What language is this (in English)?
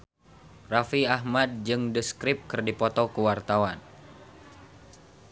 Sundanese